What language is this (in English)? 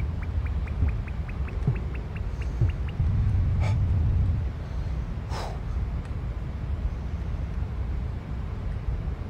German